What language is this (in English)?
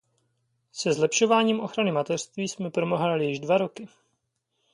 Czech